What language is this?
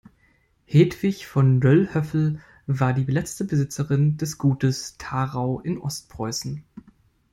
German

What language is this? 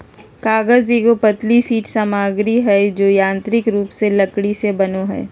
Magahi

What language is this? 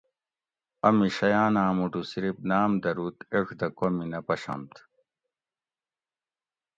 Gawri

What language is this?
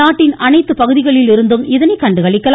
Tamil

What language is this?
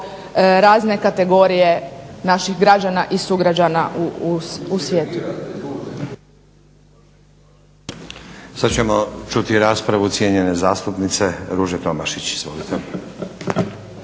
Croatian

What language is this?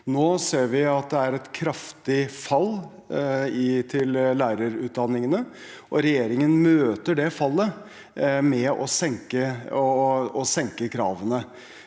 Norwegian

